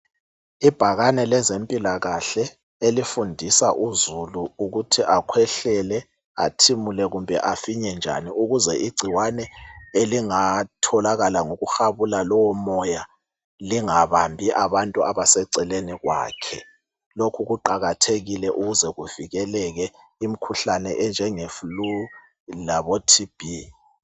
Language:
North Ndebele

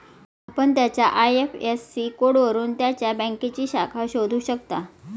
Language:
Marathi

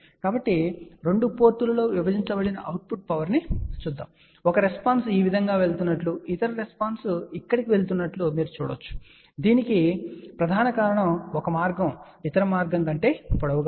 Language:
Telugu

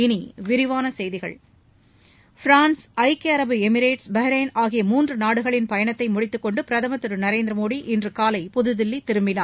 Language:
Tamil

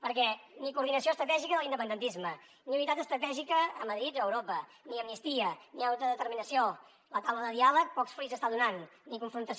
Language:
Catalan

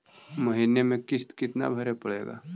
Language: Magahi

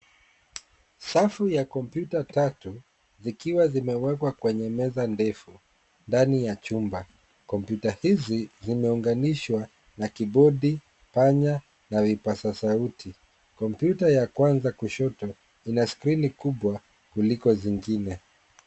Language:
Swahili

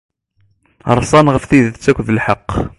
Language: Kabyle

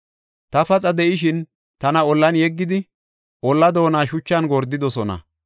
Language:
Gofa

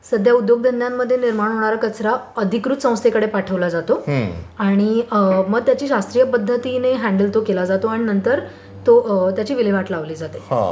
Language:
Marathi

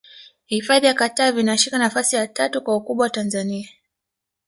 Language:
Swahili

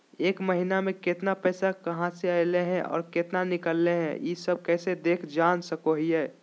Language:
Magahi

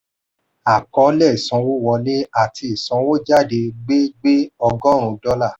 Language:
Yoruba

